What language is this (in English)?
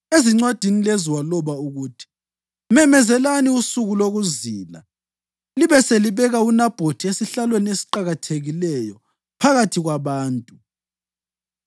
North Ndebele